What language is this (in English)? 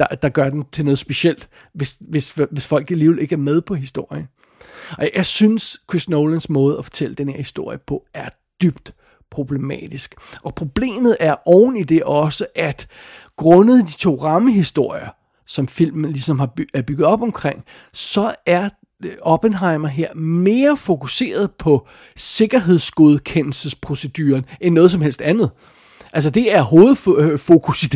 Danish